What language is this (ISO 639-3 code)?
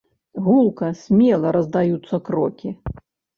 bel